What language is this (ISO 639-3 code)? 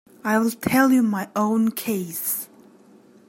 eng